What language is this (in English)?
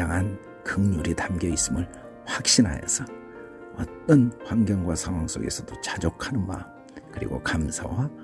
Korean